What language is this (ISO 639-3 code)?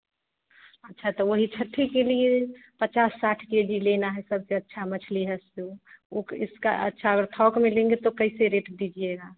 hin